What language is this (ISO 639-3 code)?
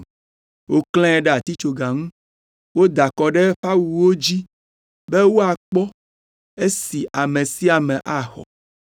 ewe